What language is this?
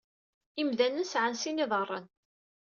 Kabyle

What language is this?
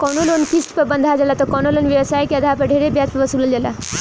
Bhojpuri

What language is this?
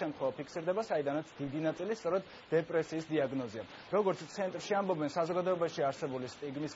Dutch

